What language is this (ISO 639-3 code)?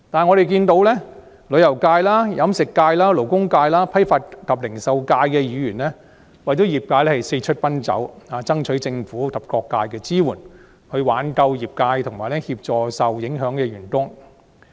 yue